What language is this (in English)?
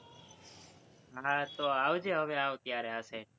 Gujarati